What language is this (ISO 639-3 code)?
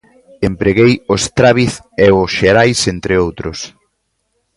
glg